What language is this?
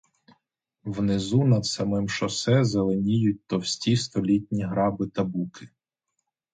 Ukrainian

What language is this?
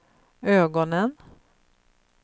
Swedish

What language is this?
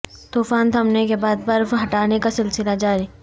Urdu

